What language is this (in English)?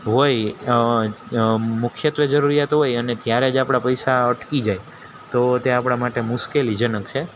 Gujarati